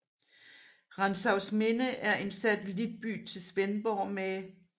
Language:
Danish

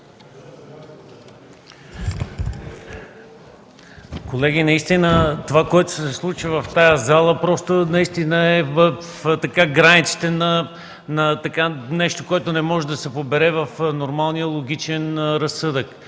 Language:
Bulgarian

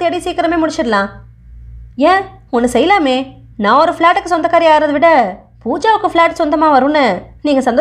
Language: Indonesian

